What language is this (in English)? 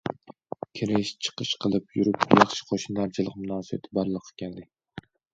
Uyghur